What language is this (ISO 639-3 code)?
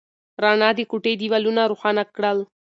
pus